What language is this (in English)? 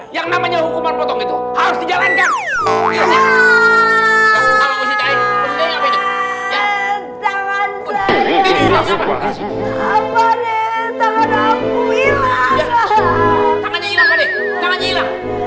Indonesian